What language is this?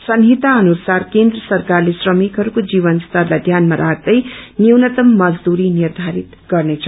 Nepali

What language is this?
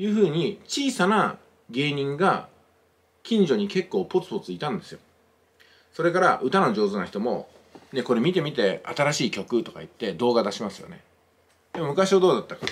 Japanese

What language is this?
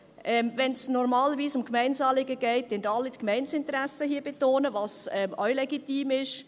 Swiss German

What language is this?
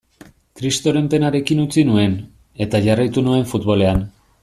Basque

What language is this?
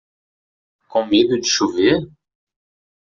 Portuguese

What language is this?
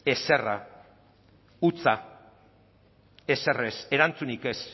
Basque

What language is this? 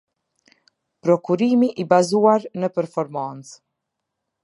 Albanian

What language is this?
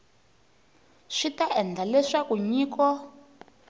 Tsonga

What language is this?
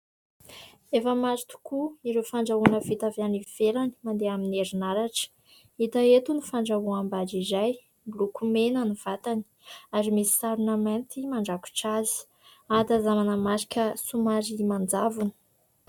Malagasy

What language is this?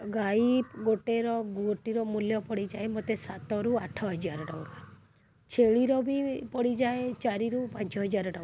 Odia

